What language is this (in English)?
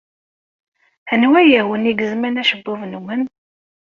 Kabyle